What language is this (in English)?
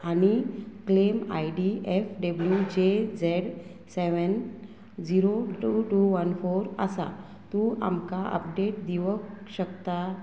Konkani